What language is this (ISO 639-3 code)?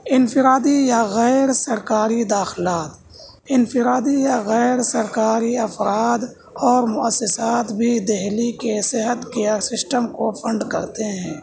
urd